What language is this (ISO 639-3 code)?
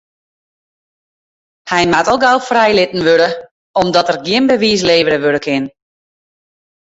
fry